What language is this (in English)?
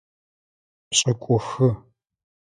Adyghe